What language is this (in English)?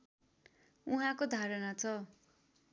Nepali